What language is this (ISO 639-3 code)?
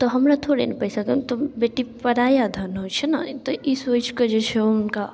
mai